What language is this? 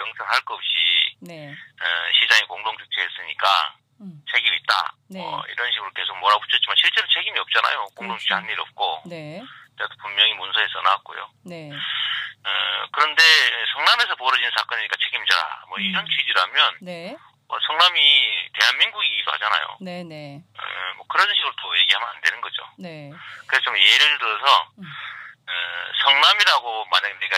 Korean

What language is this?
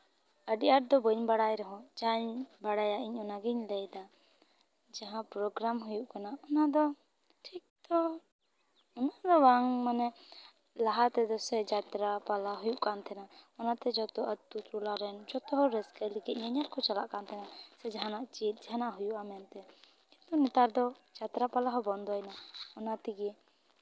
Santali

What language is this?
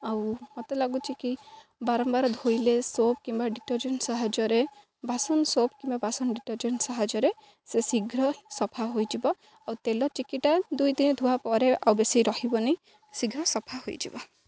Odia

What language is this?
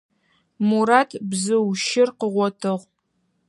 Adyghe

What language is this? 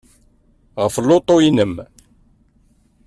Kabyle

